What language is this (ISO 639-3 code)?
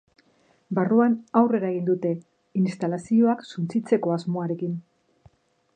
eus